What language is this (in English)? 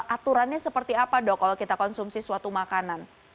Indonesian